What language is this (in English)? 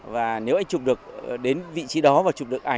Vietnamese